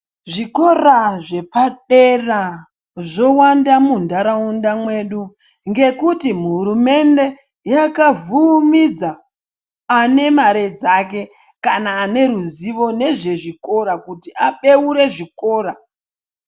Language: Ndau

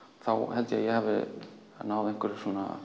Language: Icelandic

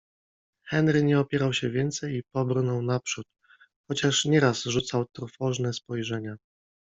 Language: Polish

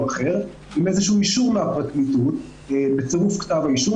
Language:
Hebrew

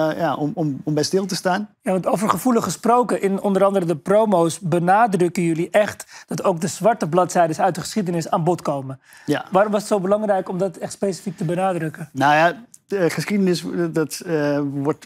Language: Dutch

